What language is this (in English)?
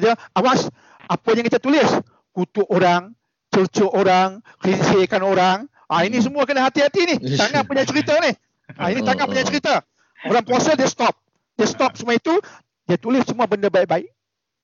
Malay